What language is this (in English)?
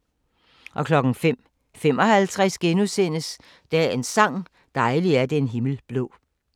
Danish